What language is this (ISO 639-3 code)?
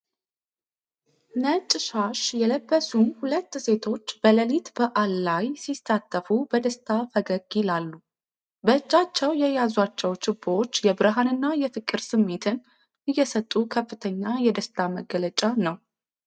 amh